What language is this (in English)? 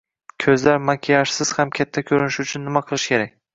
Uzbek